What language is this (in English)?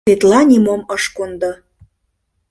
Mari